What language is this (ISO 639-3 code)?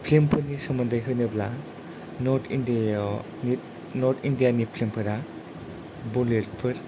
brx